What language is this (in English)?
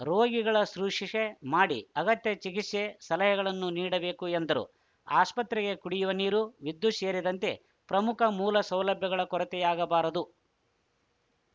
Kannada